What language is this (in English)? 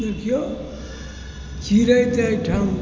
Maithili